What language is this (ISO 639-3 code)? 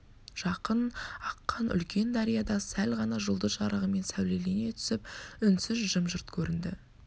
kaz